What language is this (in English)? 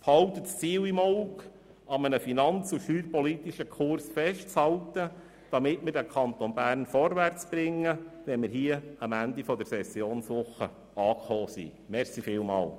Swiss German